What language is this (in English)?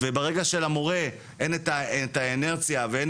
Hebrew